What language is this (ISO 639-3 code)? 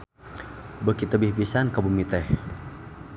sun